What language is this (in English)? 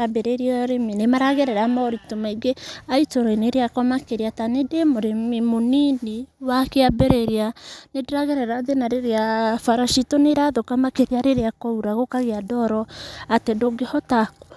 Kikuyu